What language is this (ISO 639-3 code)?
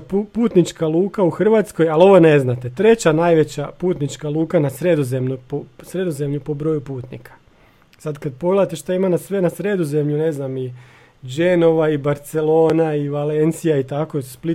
hrv